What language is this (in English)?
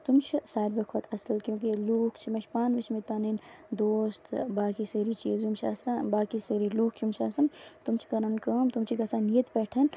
Kashmiri